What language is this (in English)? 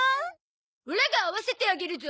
Japanese